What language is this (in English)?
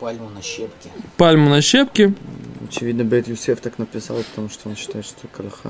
Russian